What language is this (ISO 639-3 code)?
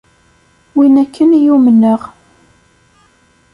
kab